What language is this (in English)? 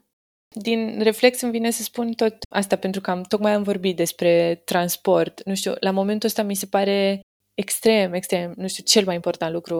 Romanian